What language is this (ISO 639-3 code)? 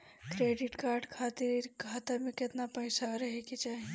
bho